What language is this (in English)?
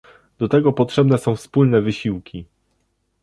Polish